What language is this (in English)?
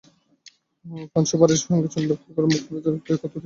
Bangla